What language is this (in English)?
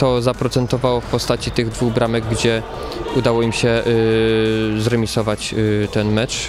Polish